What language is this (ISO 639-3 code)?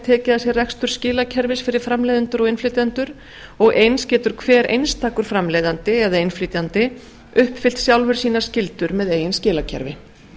isl